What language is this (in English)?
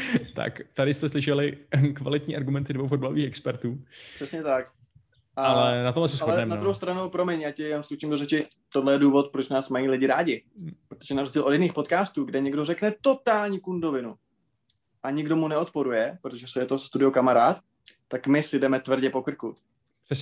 Czech